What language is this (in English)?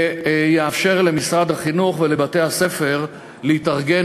Hebrew